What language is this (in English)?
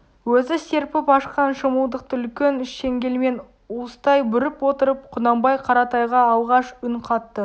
Kazakh